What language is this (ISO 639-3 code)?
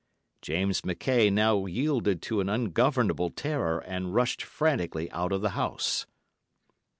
eng